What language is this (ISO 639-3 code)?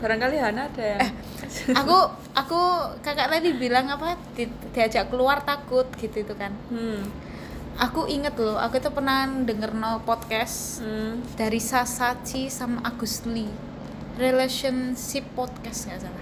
ind